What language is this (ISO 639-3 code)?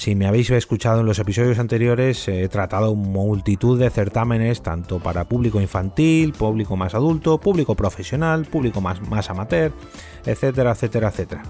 spa